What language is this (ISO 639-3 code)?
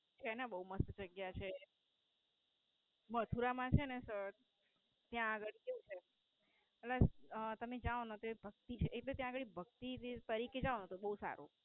guj